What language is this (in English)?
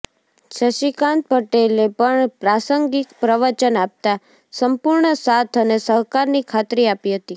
Gujarati